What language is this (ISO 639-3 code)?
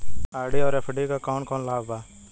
bho